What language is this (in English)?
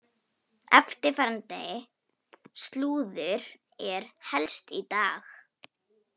Icelandic